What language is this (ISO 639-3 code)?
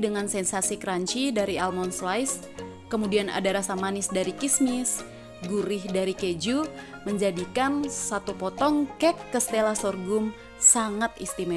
ind